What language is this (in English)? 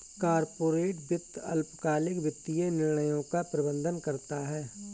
Hindi